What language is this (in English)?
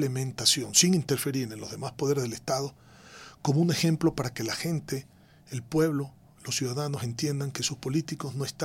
Spanish